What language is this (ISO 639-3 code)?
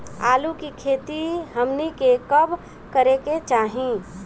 bho